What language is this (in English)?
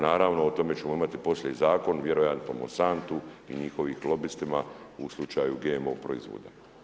Croatian